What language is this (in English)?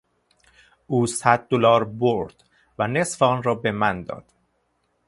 Persian